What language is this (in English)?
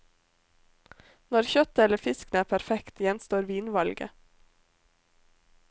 Norwegian